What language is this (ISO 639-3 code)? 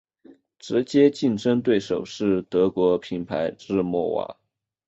zho